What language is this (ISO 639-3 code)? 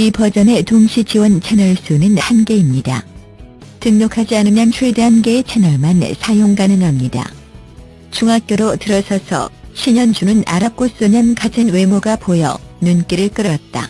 kor